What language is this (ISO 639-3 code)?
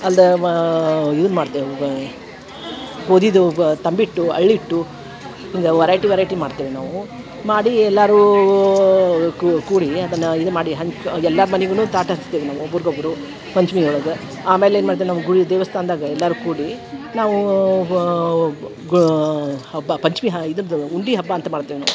kan